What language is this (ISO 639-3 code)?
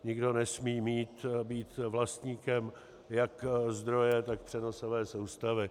ces